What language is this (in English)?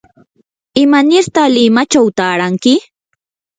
Yanahuanca Pasco Quechua